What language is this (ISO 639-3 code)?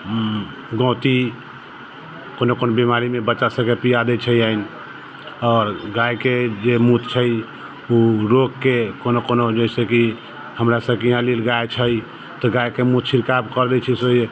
mai